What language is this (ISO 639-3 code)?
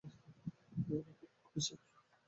ben